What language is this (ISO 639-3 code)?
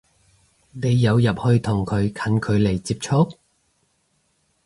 yue